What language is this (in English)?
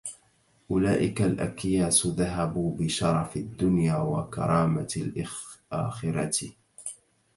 Arabic